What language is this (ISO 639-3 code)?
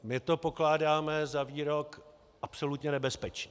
ces